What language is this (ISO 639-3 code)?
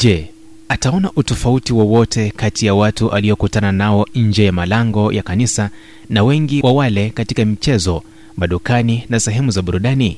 swa